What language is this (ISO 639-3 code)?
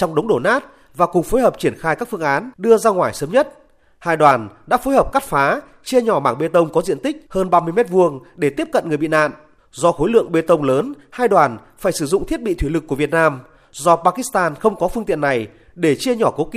vie